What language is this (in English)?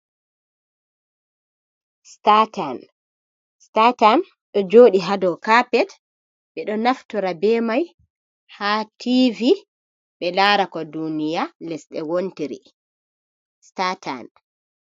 Fula